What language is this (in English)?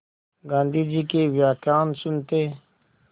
Hindi